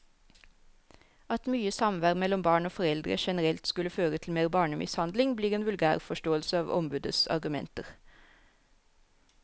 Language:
Norwegian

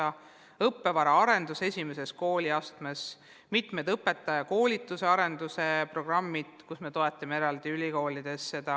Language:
Estonian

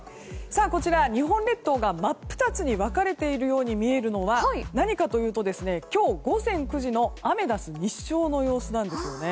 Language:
Japanese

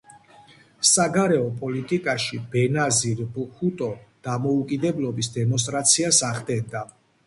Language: Georgian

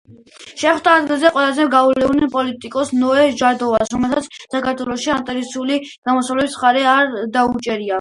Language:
Georgian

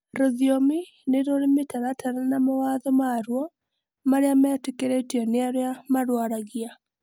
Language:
Kikuyu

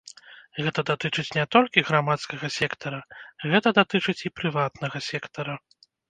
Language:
Belarusian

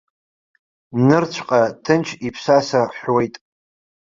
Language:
Abkhazian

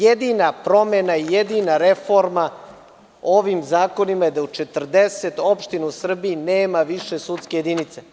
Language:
Serbian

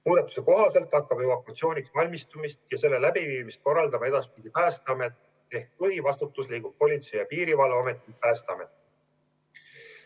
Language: Estonian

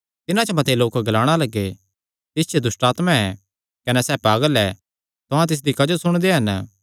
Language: Kangri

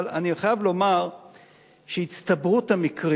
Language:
Hebrew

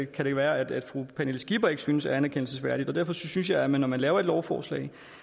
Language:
Danish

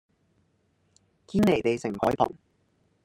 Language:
Cantonese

